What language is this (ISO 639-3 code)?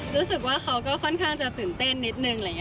tha